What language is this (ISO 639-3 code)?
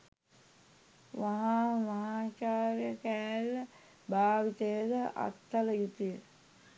sin